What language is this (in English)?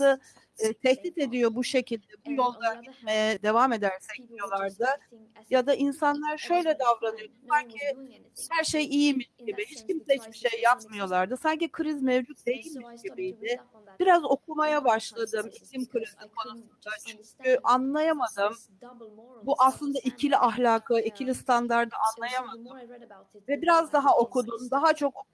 Turkish